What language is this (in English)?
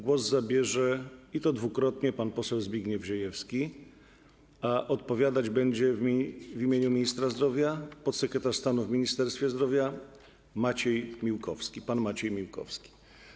Polish